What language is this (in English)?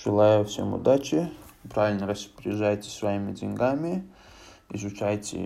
Russian